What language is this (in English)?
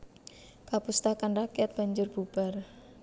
Javanese